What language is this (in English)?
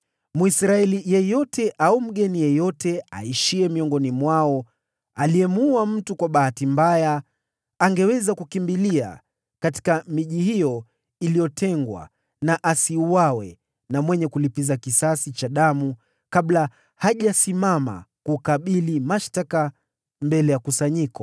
Swahili